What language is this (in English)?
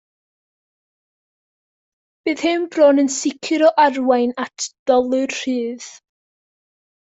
Welsh